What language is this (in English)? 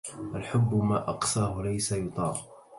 Arabic